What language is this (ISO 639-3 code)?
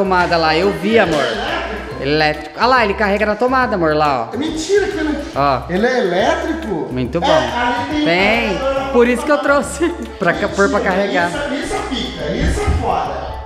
por